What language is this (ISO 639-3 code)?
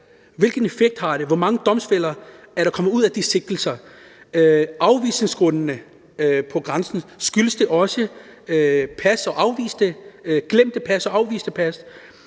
dan